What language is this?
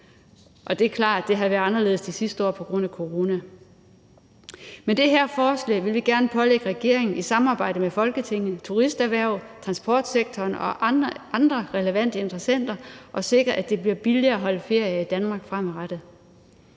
Danish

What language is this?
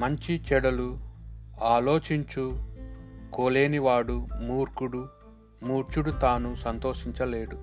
Telugu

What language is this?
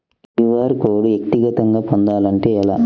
Telugu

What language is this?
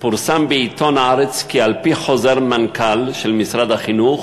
Hebrew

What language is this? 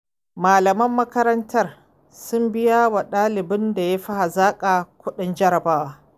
Hausa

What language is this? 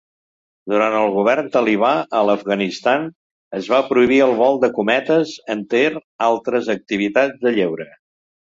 Catalan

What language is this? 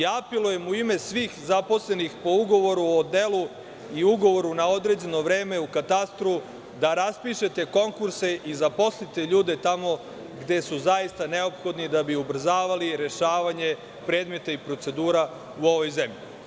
Serbian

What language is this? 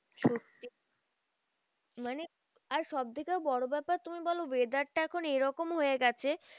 Bangla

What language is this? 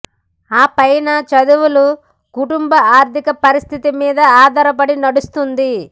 Telugu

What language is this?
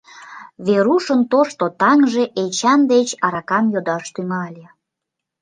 Mari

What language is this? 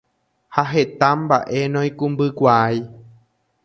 Guarani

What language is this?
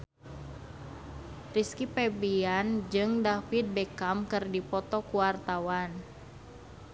Sundanese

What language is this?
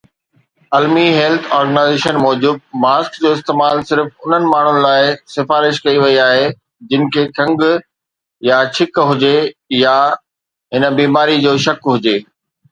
Sindhi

